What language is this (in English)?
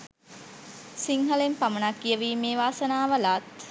Sinhala